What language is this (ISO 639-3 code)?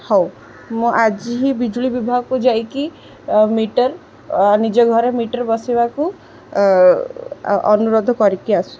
ori